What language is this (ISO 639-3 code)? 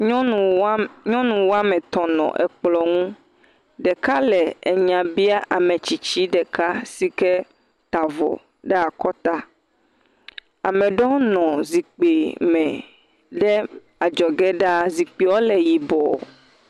ewe